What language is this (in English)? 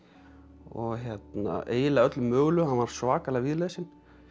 Icelandic